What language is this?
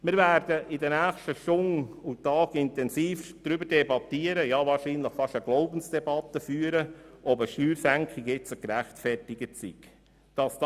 Swiss German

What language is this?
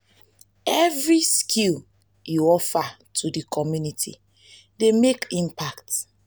Nigerian Pidgin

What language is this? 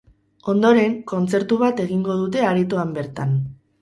Basque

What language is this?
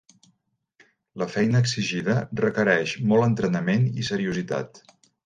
Catalan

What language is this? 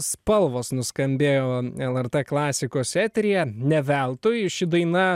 Lithuanian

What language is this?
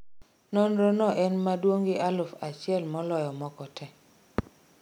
Luo (Kenya and Tanzania)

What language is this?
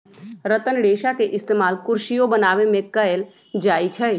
Magahi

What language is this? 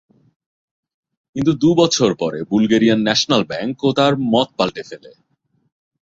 Bangla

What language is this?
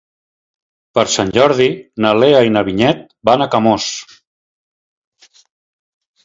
Catalan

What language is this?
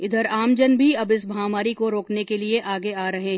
Hindi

